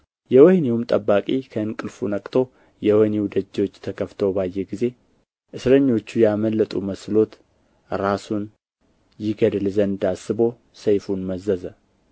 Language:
Amharic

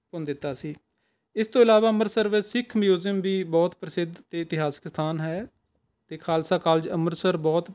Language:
Punjabi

